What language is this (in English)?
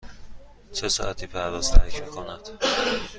Persian